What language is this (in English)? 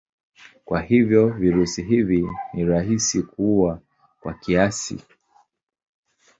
Swahili